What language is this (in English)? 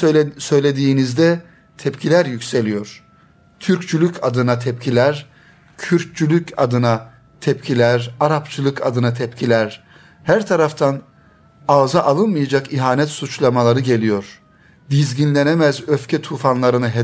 Turkish